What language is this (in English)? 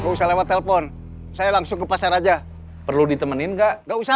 Indonesian